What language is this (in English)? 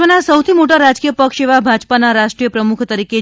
Gujarati